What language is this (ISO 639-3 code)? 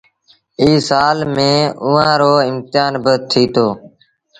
sbn